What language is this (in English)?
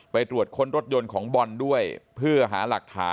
Thai